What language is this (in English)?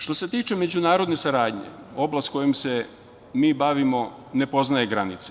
Serbian